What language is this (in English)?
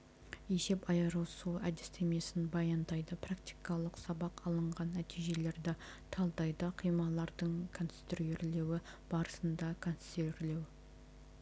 Kazakh